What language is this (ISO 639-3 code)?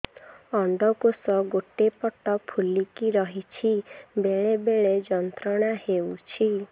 ori